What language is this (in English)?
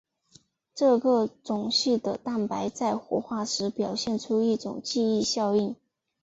Chinese